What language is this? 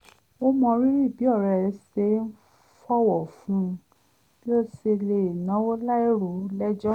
Yoruba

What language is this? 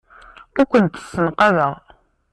Kabyle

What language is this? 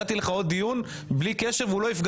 Hebrew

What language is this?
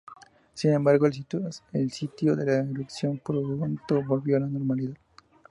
Spanish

